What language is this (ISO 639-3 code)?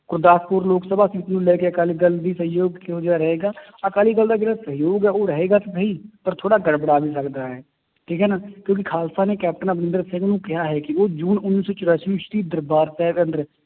pan